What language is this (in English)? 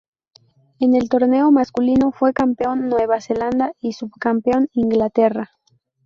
Spanish